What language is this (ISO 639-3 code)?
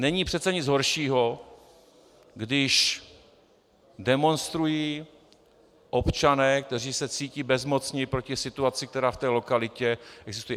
ces